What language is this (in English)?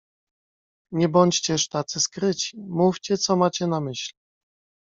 Polish